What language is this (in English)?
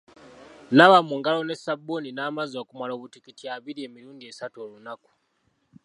Ganda